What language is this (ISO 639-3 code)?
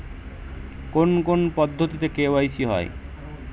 ben